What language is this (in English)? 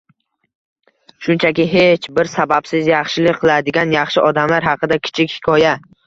Uzbek